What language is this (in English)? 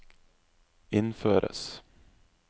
Norwegian